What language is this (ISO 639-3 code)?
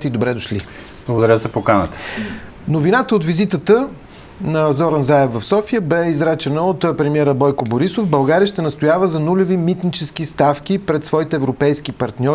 bul